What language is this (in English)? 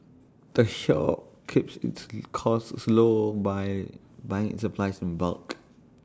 English